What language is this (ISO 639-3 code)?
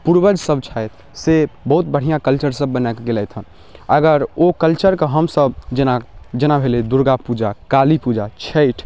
mai